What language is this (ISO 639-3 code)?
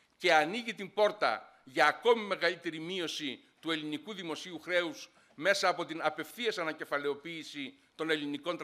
ell